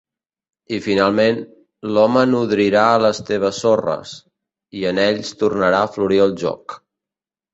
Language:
Catalan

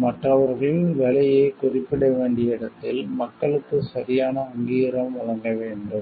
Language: Tamil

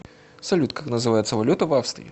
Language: Russian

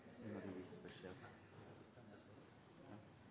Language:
Norwegian Bokmål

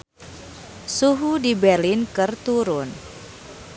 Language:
Sundanese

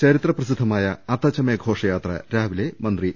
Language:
Malayalam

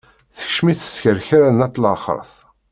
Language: Kabyle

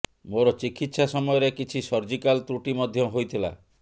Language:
Odia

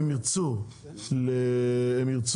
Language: Hebrew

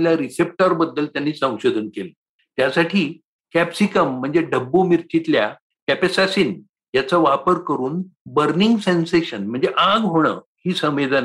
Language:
Marathi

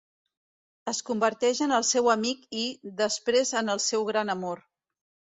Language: Catalan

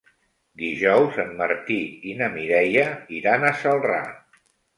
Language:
Catalan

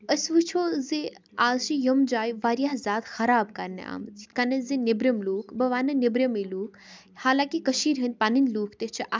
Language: Kashmiri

